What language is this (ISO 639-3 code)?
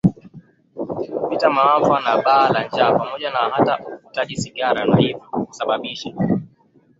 swa